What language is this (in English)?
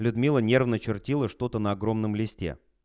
Russian